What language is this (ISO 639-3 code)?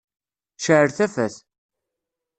kab